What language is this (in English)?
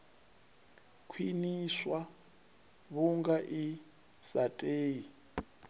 Venda